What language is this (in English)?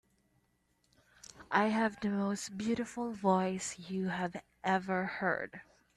English